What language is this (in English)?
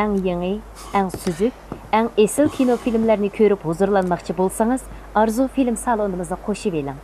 Turkish